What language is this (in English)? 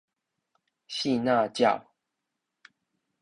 Min Nan Chinese